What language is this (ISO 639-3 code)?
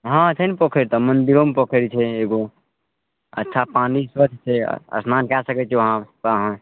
mai